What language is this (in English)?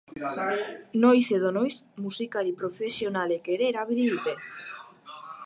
Basque